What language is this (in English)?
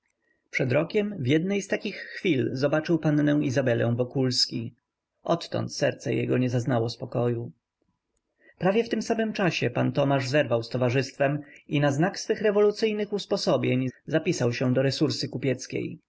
Polish